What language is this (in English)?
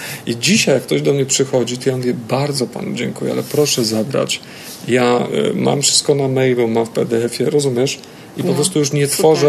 Polish